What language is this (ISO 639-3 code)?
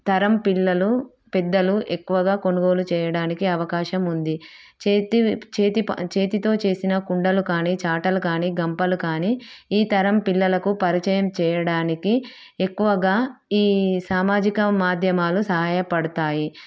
tel